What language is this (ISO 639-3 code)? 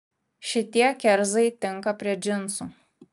lit